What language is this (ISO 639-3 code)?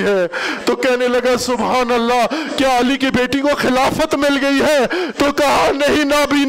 urd